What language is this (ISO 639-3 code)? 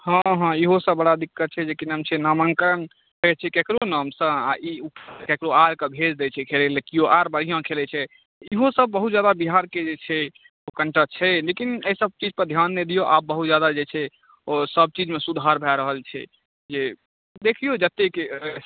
mai